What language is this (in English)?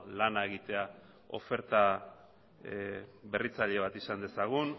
Basque